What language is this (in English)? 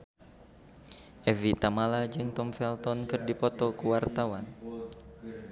Sundanese